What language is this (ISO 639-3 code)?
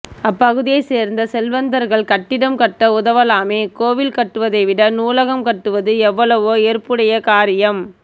tam